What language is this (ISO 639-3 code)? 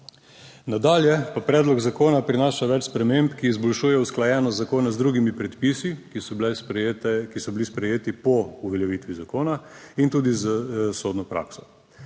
slv